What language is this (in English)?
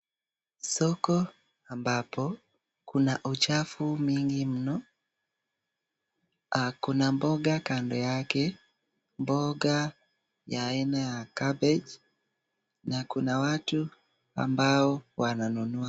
Swahili